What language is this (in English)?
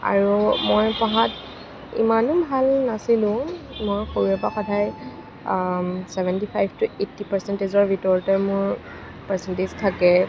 Assamese